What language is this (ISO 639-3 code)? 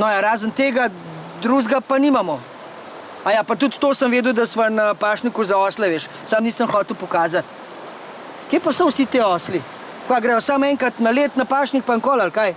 slv